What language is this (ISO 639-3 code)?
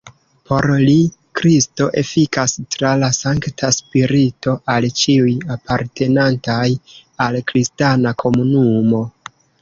epo